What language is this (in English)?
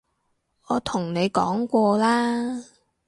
Cantonese